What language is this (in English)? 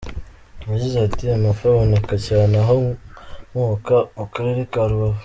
Kinyarwanda